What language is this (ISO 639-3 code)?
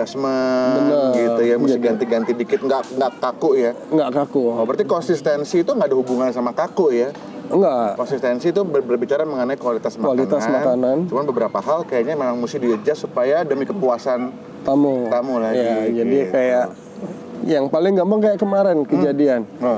ind